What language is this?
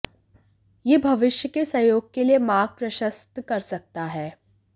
Hindi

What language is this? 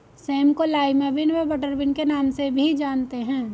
Hindi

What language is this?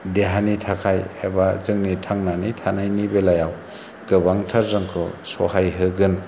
Bodo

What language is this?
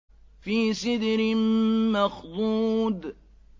Arabic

